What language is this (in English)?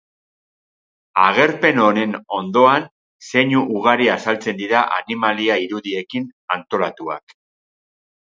Basque